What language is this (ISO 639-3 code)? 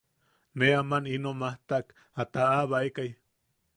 yaq